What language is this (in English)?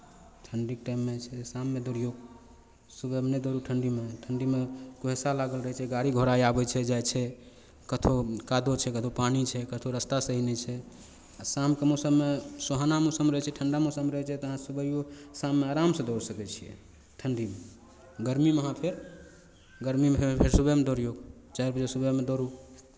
Maithili